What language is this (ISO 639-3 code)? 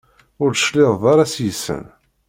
kab